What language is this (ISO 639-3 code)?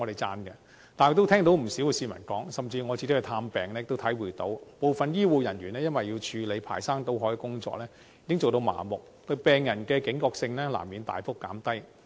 yue